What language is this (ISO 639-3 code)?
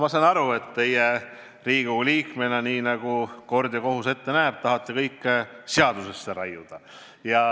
est